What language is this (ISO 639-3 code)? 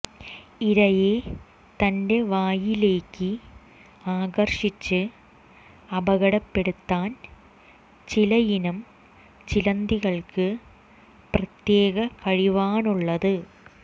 mal